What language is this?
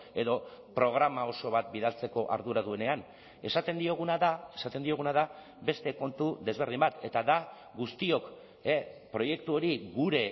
Basque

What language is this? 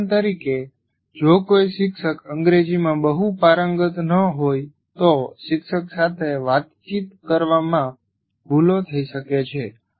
Gujarati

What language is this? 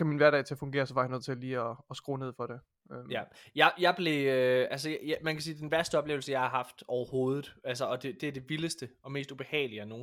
Danish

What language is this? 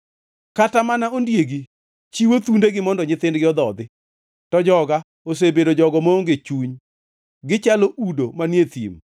Luo (Kenya and Tanzania)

